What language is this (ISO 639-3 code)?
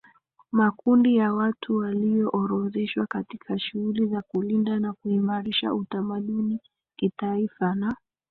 swa